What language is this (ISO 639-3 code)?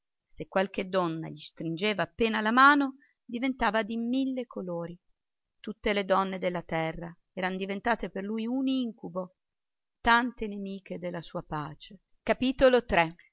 ita